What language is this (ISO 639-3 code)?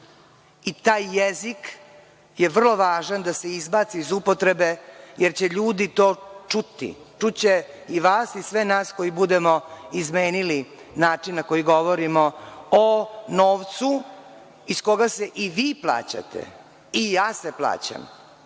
srp